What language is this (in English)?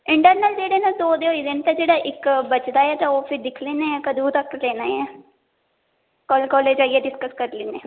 Dogri